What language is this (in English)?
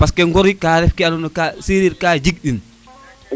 Serer